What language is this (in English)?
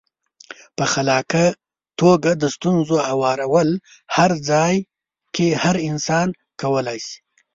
Pashto